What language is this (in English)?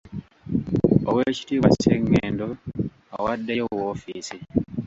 Ganda